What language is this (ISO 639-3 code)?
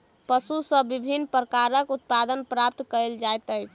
mai